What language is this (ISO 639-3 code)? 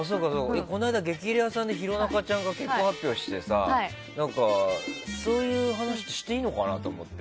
jpn